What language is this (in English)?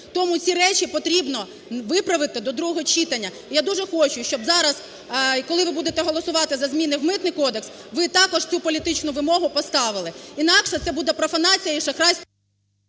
Ukrainian